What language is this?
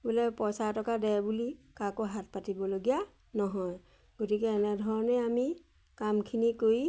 Assamese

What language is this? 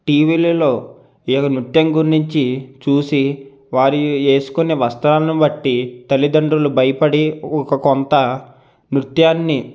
Telugu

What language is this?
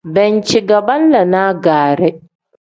Tem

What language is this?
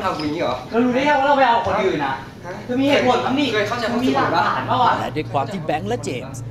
Thai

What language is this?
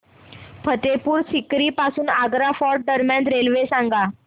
Marathi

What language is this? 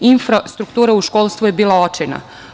Serbian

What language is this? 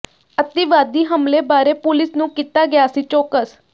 Punjabi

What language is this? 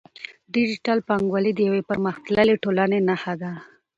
Pashto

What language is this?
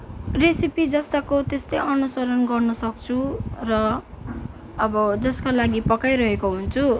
Nepali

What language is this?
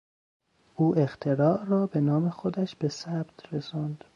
Persian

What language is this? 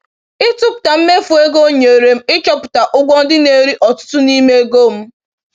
Igbo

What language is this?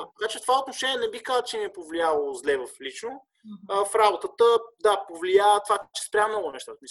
Bulgarian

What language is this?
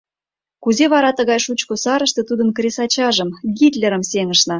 Mari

